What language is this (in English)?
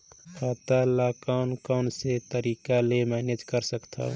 Chhattisgarhi